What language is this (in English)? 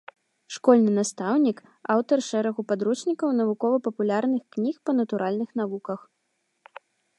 Belarusian